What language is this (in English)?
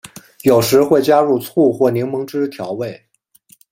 Chinese